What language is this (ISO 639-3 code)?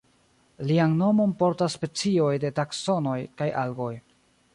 epo